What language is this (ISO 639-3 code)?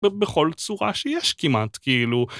heb